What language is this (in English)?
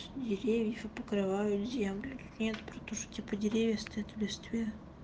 Russian